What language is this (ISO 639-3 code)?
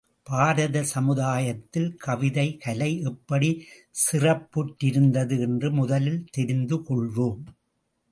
tam